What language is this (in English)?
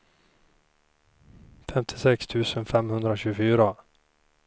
Swedish